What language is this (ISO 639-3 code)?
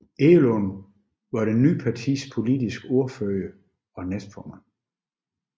dan